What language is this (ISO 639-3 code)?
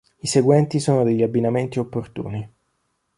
ita